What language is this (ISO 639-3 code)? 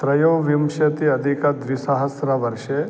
san